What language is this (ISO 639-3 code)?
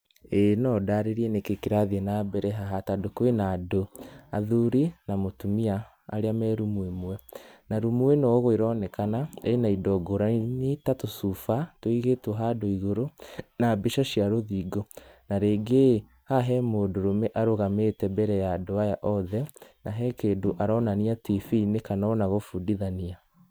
kik